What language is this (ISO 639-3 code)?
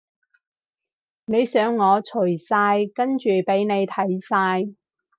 yue